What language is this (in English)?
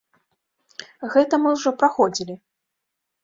Belarusian